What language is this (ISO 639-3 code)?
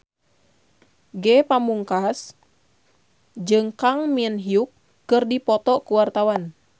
sun